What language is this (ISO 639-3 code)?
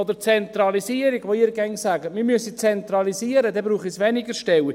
gsw